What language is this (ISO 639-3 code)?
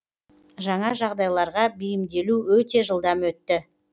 kaz